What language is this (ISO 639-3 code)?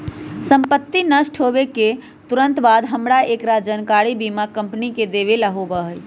mag